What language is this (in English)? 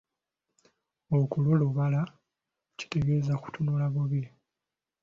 Ganda